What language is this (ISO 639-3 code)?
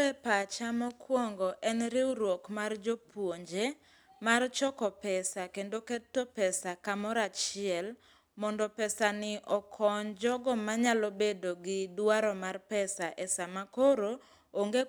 luo